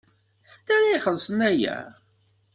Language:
Kabyle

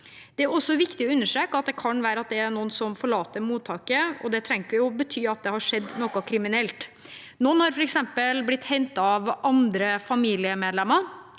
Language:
Norwegian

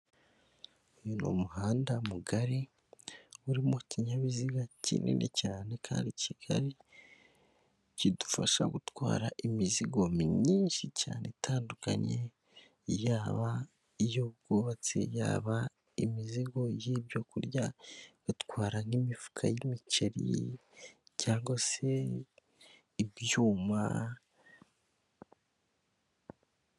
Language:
Kinyarwanda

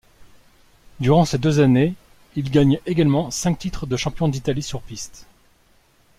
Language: French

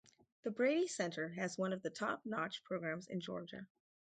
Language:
English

